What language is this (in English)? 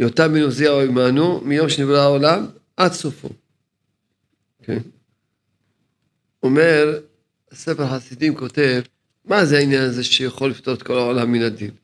Hebrew